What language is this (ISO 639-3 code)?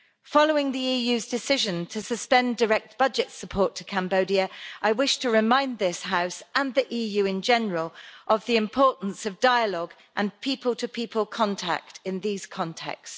eng